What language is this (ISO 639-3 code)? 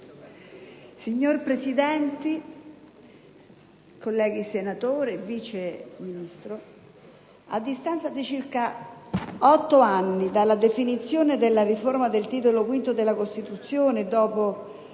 ita